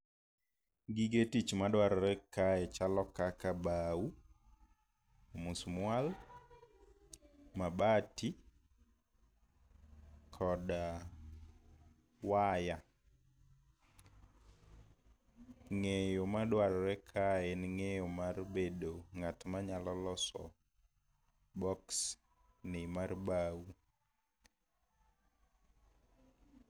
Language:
Luo (Kenya and Tanzania)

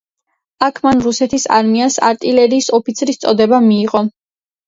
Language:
Georgian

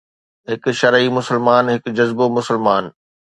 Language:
Sindhi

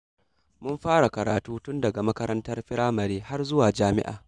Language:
Hausa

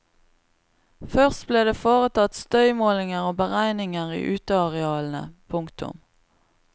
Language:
Norwegian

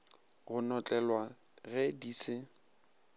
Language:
Northern Sotho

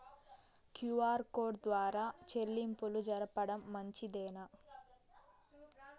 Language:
Telugu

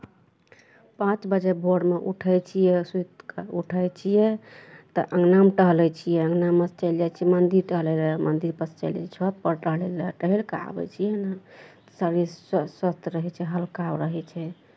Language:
Maithili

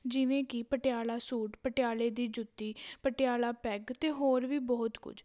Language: Punjabi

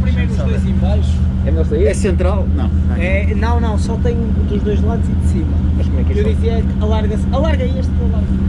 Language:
Portuguese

